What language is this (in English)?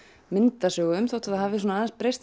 Icelandic